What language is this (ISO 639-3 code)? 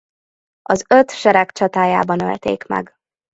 hun